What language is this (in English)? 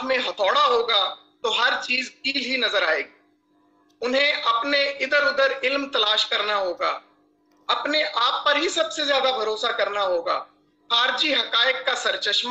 Hindi